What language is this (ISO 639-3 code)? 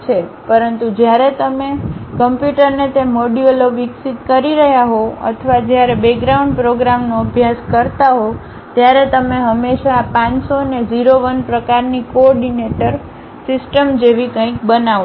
guj